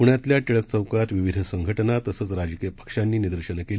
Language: Marathi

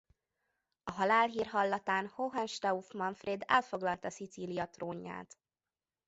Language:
Hungarian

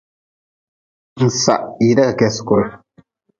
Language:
Nawdm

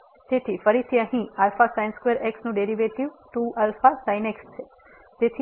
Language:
Gujarati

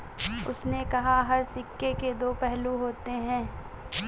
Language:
Hindi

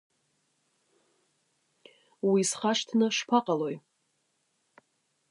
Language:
Abkhazian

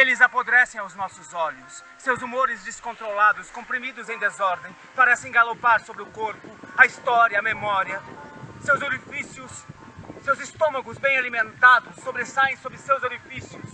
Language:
Portuguese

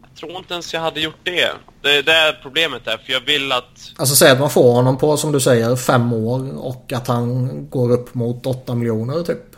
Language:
Swedish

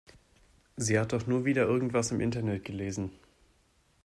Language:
German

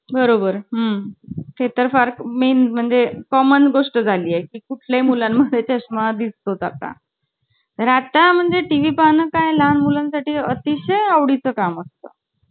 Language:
Marathi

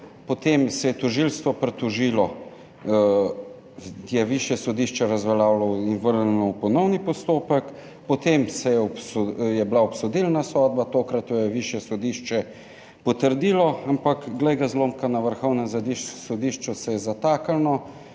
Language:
Slovenian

